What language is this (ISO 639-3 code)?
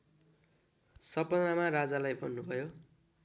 nep